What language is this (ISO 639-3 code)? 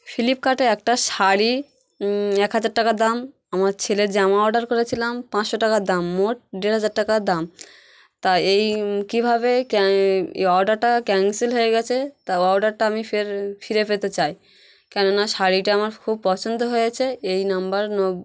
ben